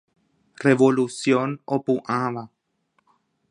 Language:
Guarani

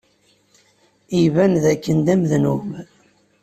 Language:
Kabyle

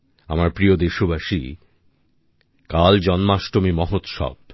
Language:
Bangla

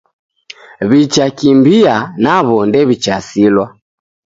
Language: Taita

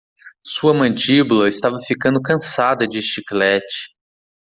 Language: Portuguese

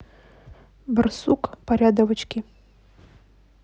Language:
Russian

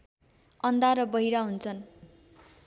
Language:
Nepali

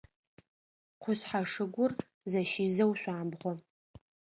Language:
Adyghe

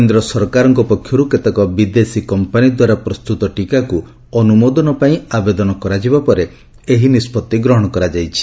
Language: Odia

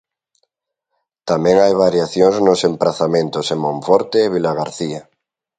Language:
Galician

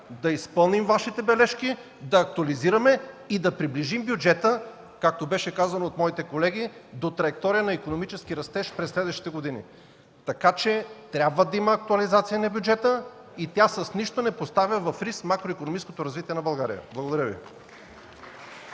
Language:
Bulgarian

